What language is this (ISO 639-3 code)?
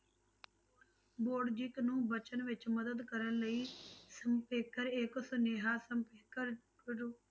pan